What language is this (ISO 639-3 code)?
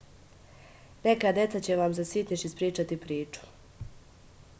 srp